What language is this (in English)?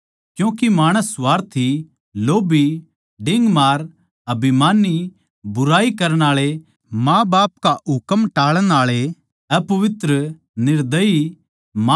Haryanvi